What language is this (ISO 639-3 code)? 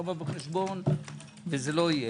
heb